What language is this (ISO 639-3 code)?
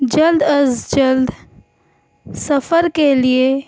urd